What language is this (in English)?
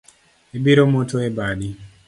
Luo (Kenya and Tanzania)